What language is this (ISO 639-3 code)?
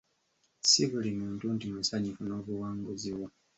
lug